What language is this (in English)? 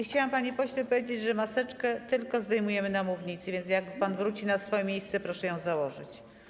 Polish